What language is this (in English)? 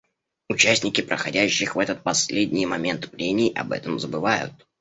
Russian